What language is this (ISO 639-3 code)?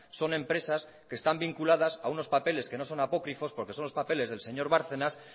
spa